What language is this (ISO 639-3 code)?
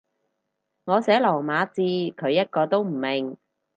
yue